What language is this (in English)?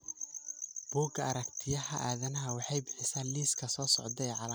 Somali